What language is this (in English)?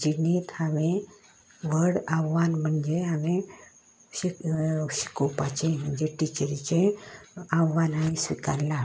Konkani